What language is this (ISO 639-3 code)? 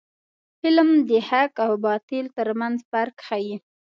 pus